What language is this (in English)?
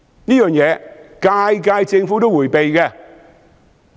Cantonese